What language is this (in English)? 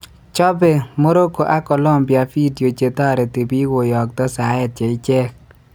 Kalenjin